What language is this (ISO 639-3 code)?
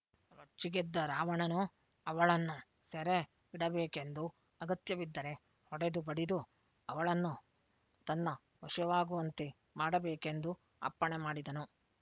kan